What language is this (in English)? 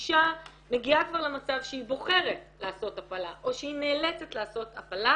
Hebrew